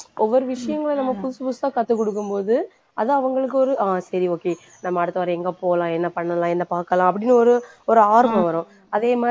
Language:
Tamil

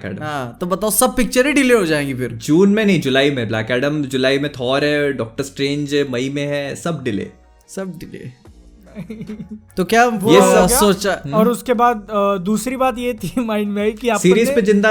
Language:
Hindi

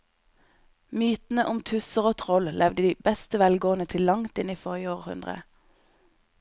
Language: Norwegian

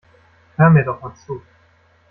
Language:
German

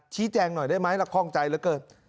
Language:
Thai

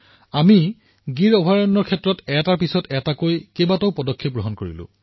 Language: Assamese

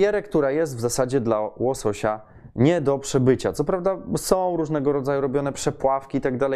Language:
Polish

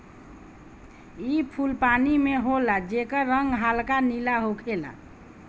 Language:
Bhojpuri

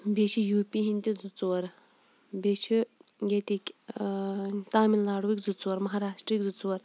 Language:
Kashmiri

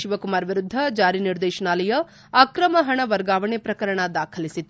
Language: Kannada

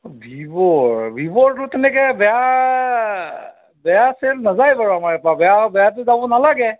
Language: Assamese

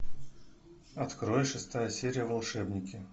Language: Russian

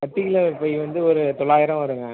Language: Tamil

